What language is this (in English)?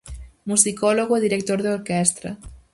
Galician